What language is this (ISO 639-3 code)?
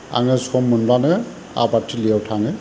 brx